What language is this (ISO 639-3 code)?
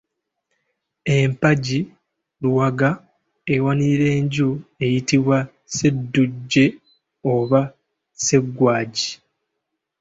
lug